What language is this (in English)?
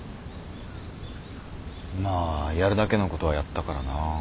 Japanese